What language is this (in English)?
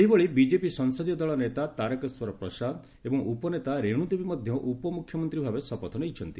Odia